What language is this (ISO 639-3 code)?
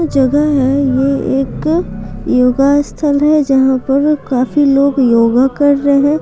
hin